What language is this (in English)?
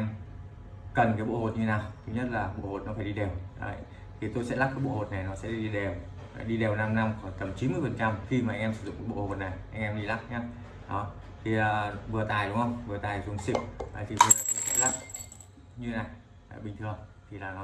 Vietnamese